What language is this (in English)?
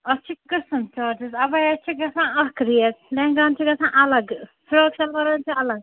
Kashmiri